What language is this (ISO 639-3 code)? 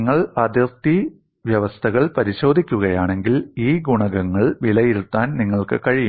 mal